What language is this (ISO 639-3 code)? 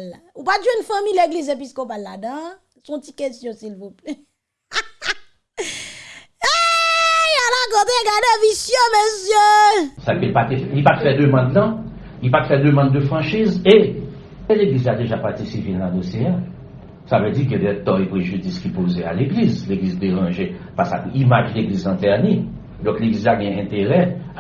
fra